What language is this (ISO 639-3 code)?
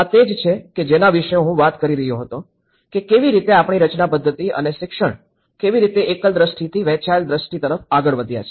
guj